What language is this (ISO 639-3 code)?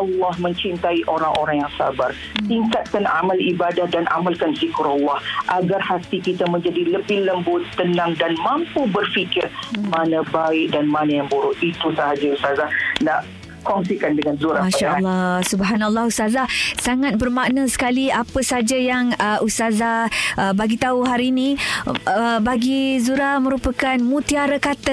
msa